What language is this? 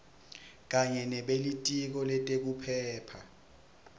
Swati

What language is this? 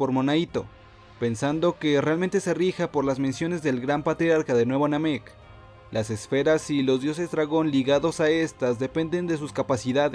Spanish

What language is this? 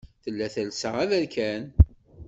Kabyle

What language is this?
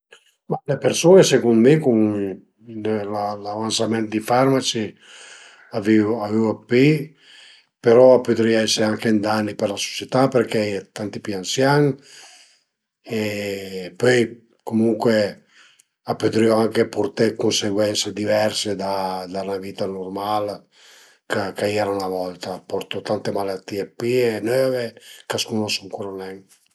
Piedmontese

